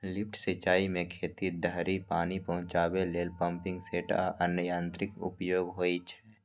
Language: Maithili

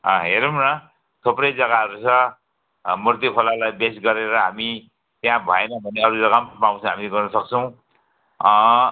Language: Nepali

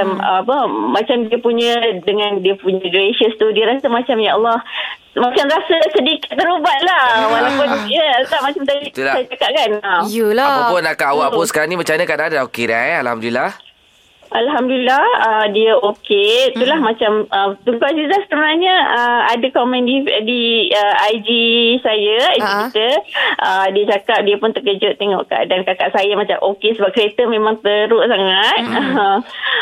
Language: Malay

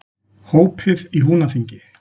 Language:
Icelandic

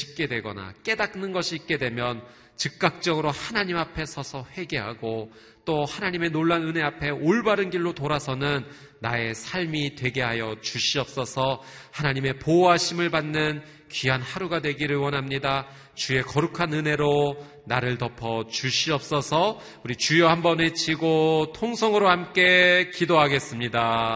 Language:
Korean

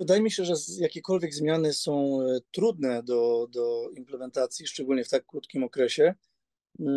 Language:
Polish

